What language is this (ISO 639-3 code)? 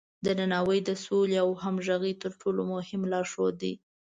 pus